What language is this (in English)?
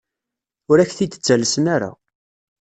Kabyle